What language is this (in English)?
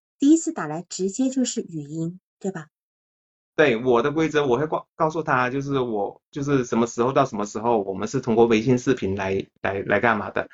Chinese